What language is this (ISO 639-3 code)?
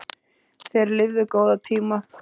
isl